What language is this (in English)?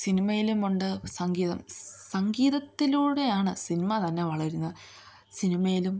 Malayalam